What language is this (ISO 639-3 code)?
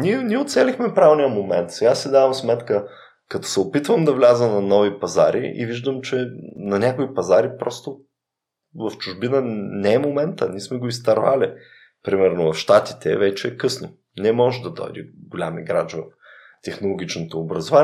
bul